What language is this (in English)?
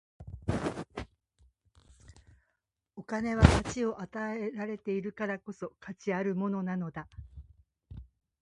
Japanese